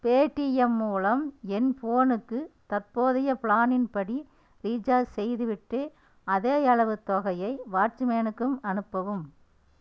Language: Tamil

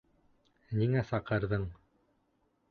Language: Bashkir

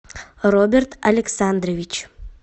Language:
Russian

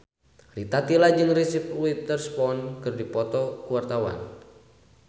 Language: Sundanese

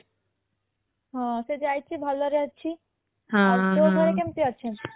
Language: Odia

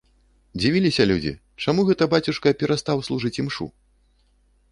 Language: Belarusian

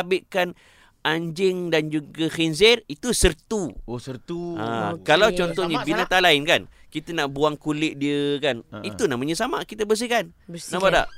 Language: Malay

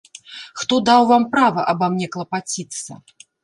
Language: Belarusian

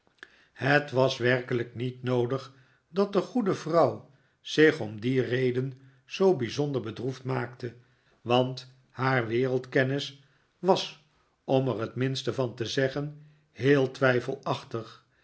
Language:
Dutch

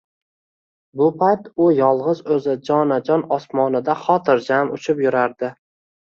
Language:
Uzbek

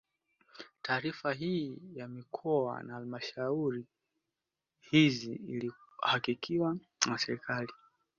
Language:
Swahili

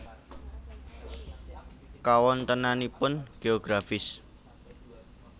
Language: Javanese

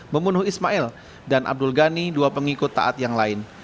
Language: Indonesian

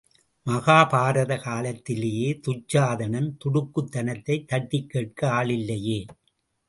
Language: Tamil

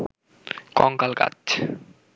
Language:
Bangla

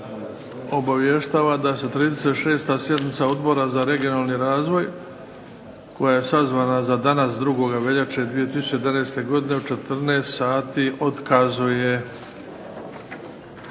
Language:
Croatian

